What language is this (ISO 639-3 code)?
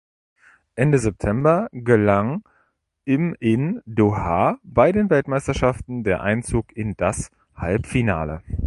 deu